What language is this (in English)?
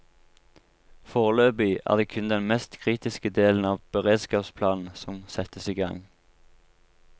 Norwegian